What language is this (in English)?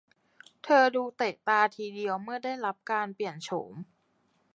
Thai